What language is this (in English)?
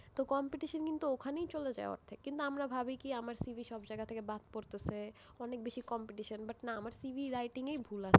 Bangla